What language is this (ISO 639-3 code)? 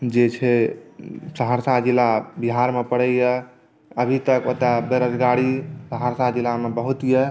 mai